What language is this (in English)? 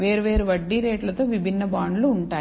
Telugu